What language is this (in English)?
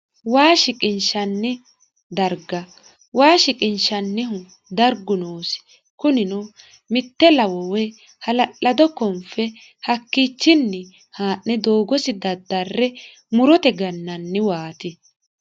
Sidamo